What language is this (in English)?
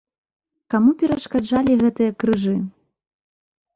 Belarusian